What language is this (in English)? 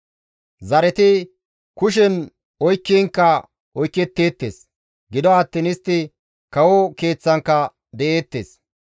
Gamo